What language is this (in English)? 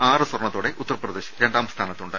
Malayalam